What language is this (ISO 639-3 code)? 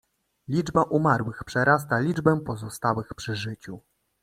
pol